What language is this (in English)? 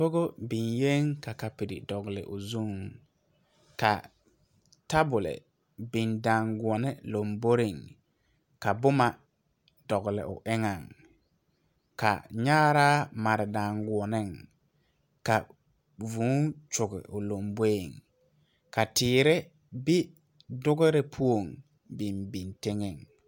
Southern Dagaare